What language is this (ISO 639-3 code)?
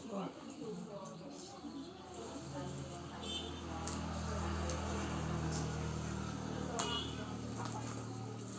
ind